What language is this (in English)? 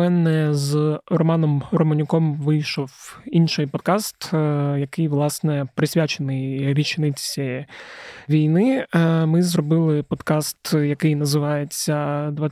Ukrainian